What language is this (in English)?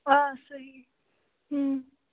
Kashmiri